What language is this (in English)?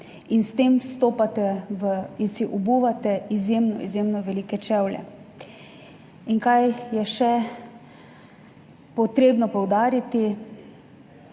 Slovenian